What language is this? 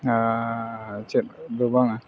Santali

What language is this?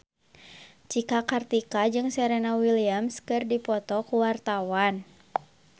Sundanese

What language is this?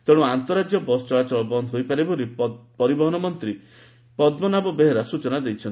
Odia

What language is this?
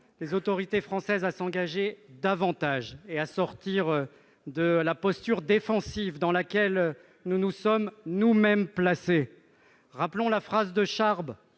French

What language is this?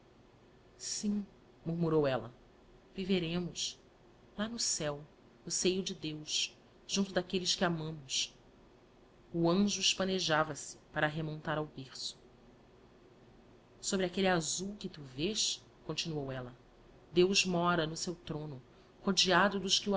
Portuguese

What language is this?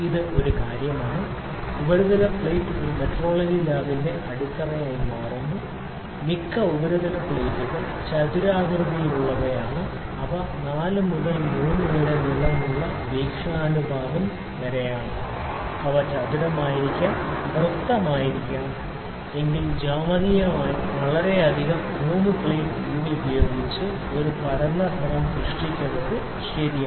Malayalam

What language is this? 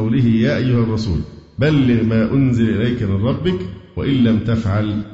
Arabic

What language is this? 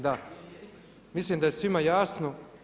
Croatian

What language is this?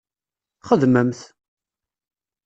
Kabyle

